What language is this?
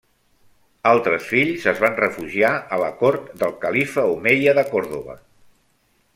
Catalan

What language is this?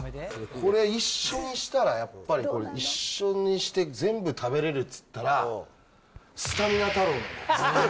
Japanese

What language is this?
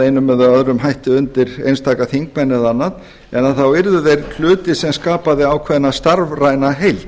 Icelandic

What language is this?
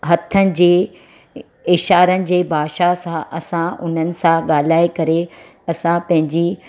Sindhi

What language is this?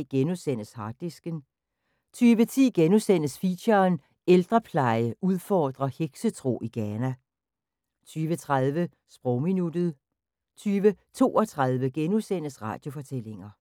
Danish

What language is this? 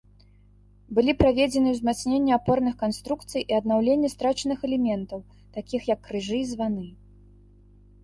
Belarusian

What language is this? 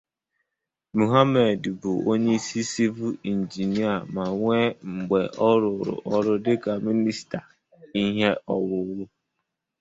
Igbo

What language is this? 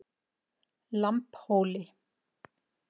Icelandic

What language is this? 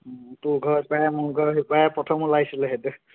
Assamese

